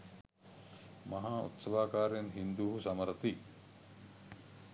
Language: Sinhala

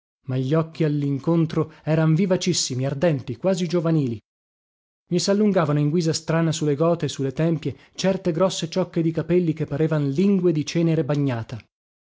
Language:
Italian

